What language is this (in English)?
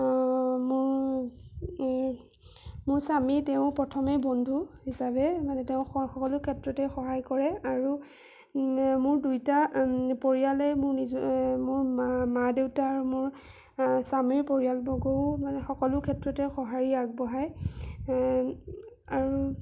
Assamese